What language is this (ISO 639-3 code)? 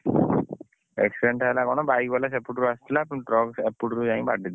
ori